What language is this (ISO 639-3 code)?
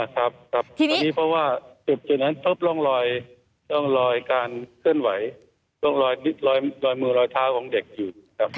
tha